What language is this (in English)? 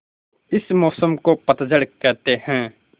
Hindi